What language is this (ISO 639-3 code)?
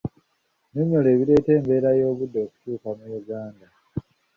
lug